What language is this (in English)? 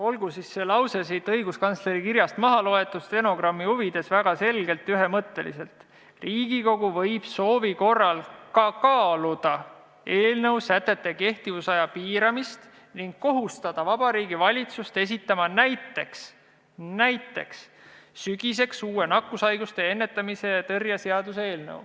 Estonian